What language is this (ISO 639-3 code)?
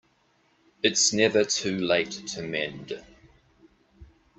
eng